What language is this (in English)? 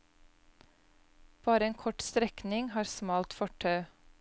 Norwegian